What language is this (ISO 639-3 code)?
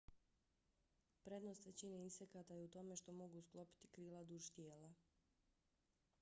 bos